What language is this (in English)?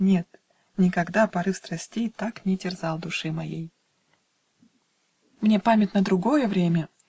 Russian